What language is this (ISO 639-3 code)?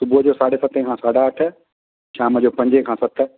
snd